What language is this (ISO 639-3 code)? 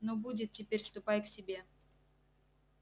rus